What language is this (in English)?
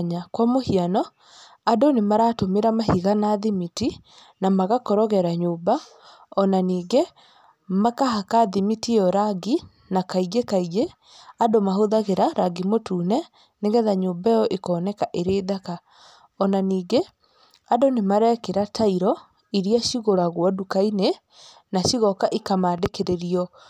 Kikuyu